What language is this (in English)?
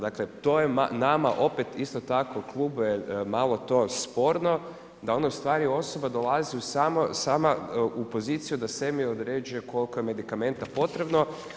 Croatian